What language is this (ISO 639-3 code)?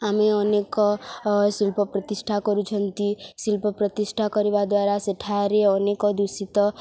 ori